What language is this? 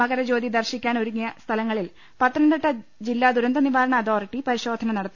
Malayalam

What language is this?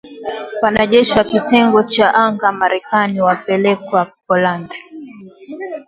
Swahili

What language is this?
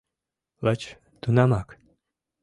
Mari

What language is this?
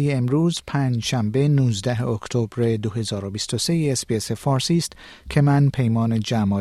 Persian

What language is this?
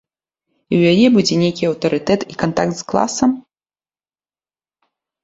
Belarusian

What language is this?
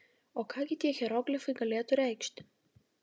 Lithuanian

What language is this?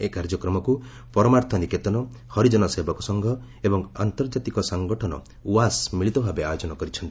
Odia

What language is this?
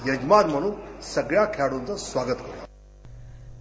Marathi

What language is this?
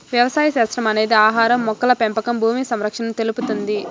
Telugu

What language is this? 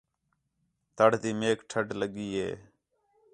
Khetrani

